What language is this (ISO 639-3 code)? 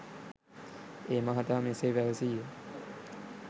sin